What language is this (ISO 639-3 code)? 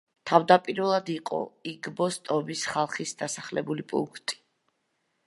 kat